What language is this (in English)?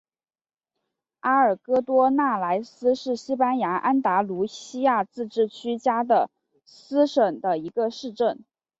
Chinese